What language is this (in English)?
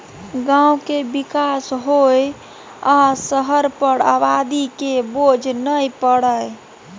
Maithili